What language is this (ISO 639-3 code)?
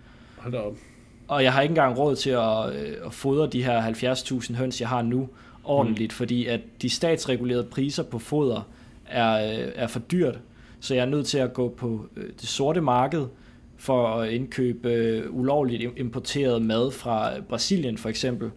dan